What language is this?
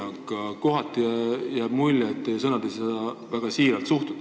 Estonian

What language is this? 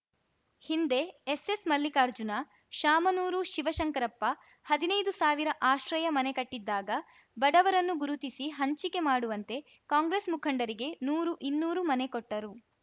Kannada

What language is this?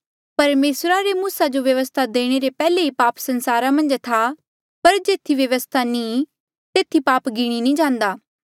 Mandeali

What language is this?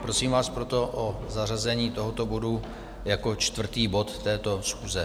Czech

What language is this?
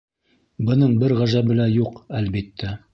Bashkir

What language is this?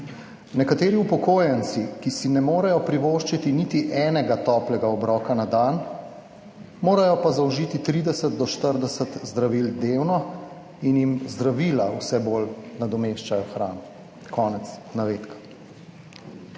Slovenian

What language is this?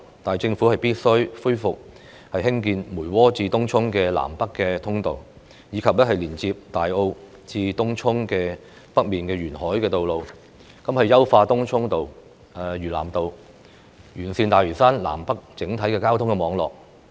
Cantonese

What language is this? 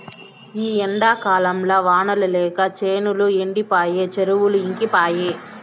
Telugu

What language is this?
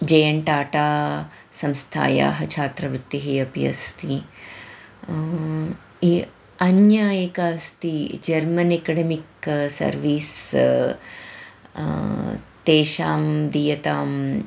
Sanskrit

